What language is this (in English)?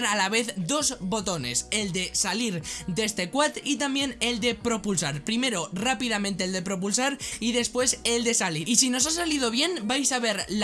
Spanish